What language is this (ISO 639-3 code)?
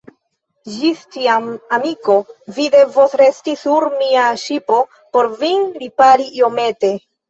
epo